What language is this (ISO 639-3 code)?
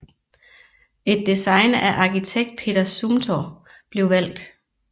dan